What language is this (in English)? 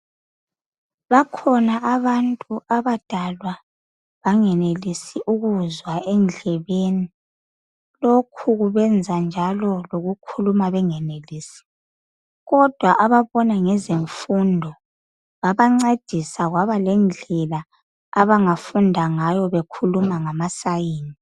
North Ndebele